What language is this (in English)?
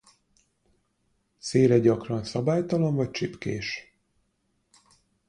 Hungarian